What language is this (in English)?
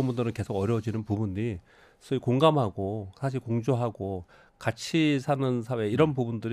Korean